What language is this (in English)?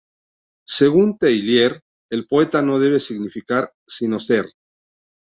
Spanish